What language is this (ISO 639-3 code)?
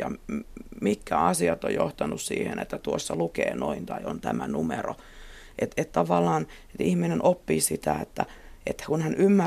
fin